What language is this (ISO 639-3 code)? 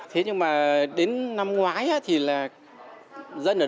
vie